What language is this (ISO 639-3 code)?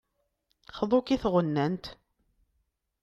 kab